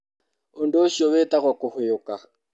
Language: Kikuyu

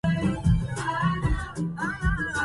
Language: Arabic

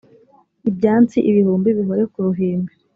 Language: Kinyarwanda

